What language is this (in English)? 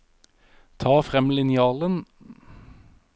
Norwegian